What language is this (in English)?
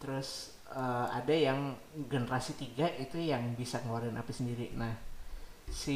Indonesian